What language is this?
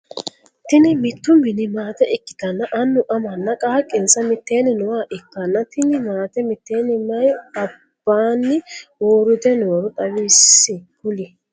Sidamo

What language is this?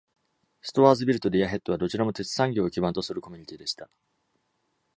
Japanese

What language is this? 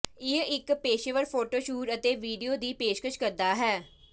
Punjabi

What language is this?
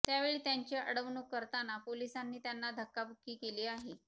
Marathi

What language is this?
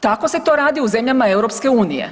Croatian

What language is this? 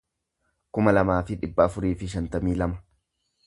Oromo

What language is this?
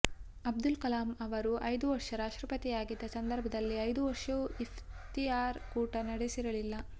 Kannada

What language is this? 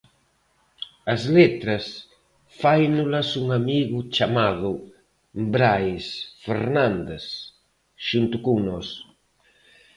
Galician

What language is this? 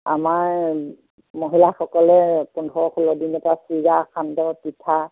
Assamese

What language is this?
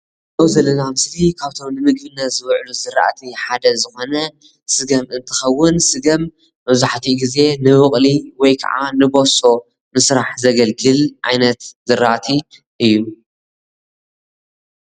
Tigrinya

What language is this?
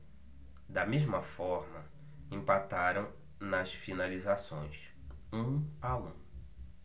Portuguese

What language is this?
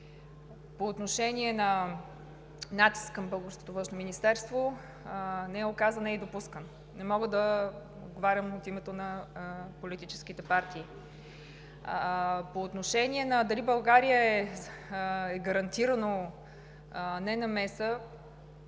Bulgarian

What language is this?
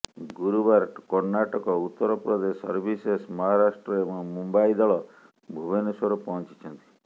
Odia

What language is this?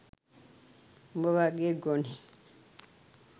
Sinhala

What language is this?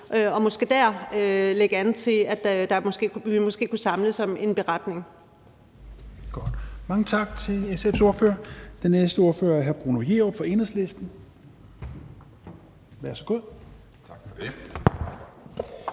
Danish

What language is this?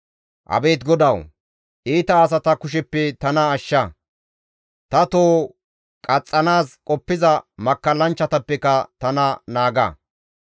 Gamo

